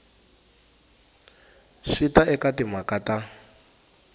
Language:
Tsonga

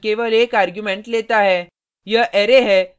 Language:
Hindi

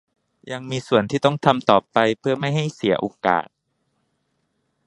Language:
Thai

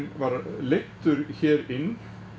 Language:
Icelandic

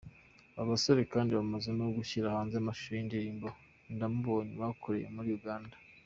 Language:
Kinyarwanda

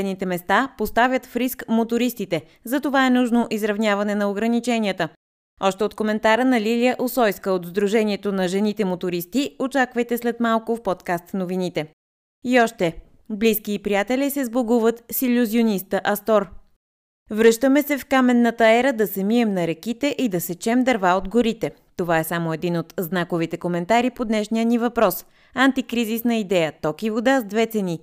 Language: Bulgarian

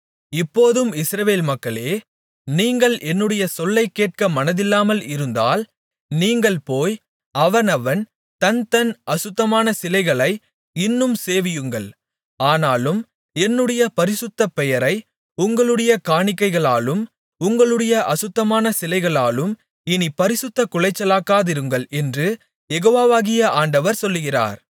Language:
Tamil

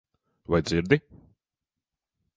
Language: Latvian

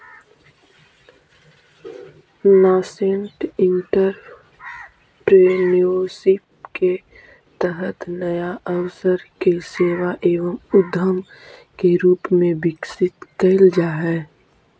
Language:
Magahi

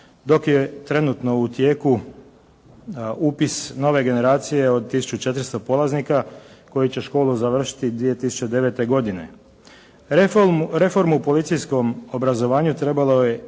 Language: Croatian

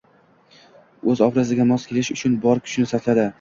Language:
Uzbek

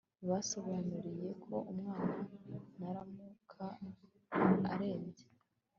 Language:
Kinyarwanda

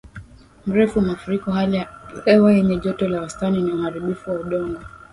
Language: Swahili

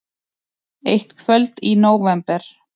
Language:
Icelandic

